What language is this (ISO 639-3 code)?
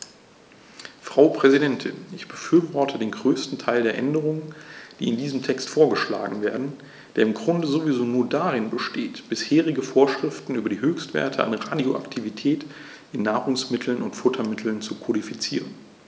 deu